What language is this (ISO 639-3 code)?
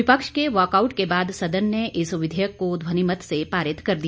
hin